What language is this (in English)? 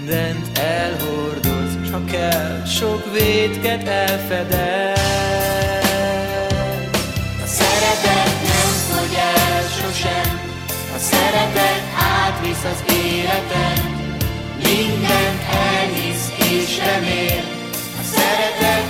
Hungarian